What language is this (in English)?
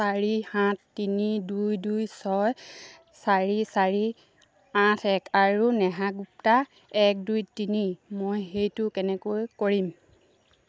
Assamese